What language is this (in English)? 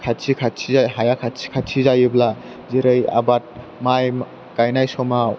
Bodo